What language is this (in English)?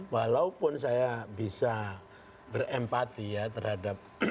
Indonesian